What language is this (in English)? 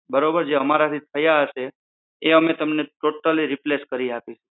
Gujarati